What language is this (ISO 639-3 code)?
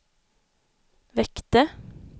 swe